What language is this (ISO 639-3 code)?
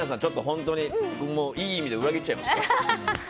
jpn